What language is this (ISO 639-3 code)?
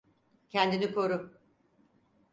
tur